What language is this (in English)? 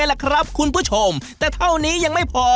Thai